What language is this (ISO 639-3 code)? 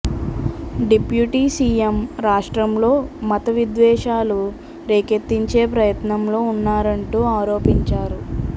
tel